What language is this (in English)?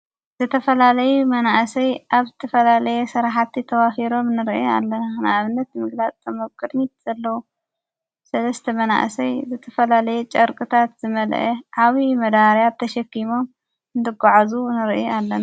Tigrinya